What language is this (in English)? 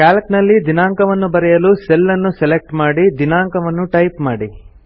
Kannada